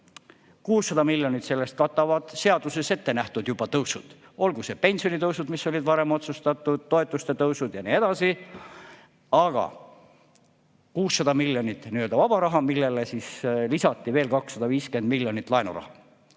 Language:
Estonian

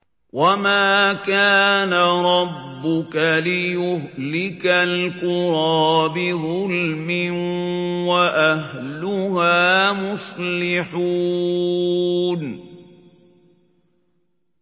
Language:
Arabic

